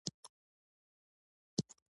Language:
Pashto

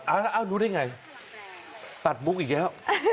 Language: Thai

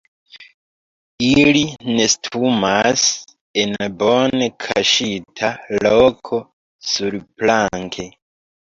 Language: Esperanto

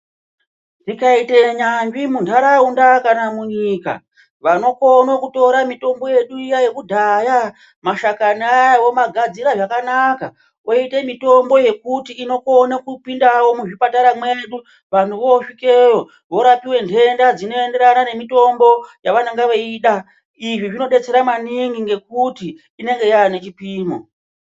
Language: Ndau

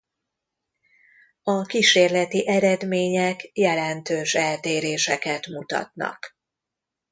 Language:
Hungarian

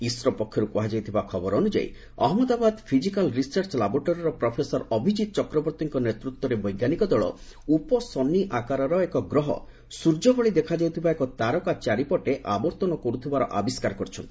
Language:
Odia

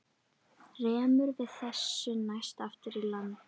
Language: Icelandic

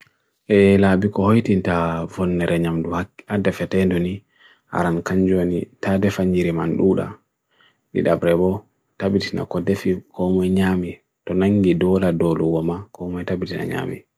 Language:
Bagirmi Fulfulde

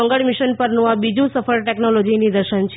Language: Gujarati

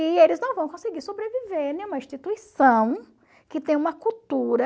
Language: Portuguese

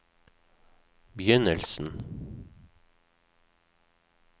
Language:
Norwegian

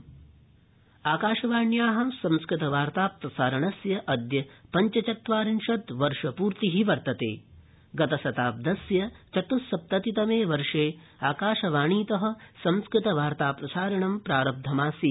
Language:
Sanskrit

